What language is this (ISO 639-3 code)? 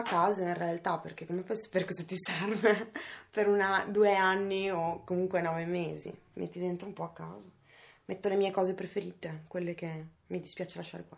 ita